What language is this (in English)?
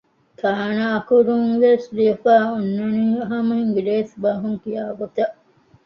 Divehi